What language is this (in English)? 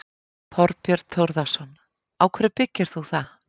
Icelandic